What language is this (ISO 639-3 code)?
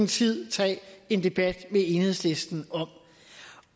dan